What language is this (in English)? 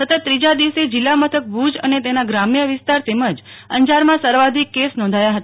Gujarati